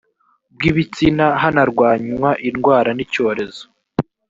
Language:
Kinyarwanda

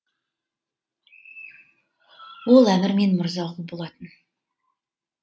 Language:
Kazakh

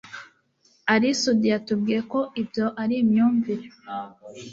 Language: Kinyarwanda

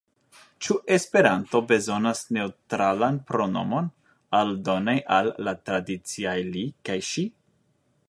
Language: Esperanto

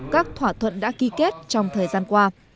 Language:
Vietnamese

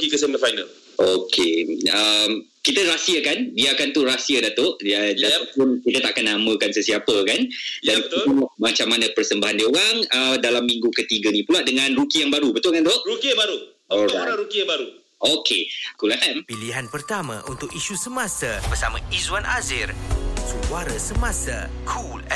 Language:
Malay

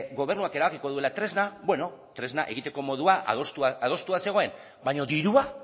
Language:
Basque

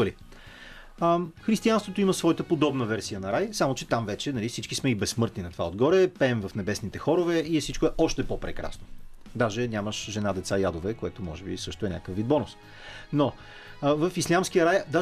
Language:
Bulgarian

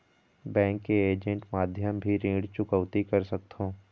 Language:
Chhattisgarhi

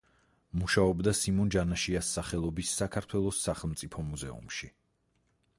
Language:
Georgian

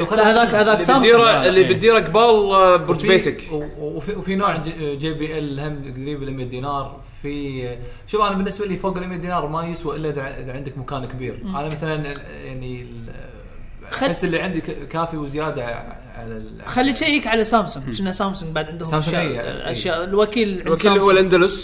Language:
Arabic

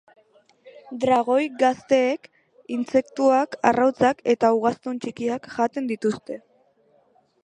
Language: Basque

